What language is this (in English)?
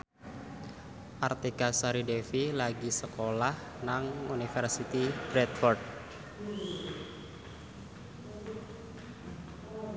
Javanese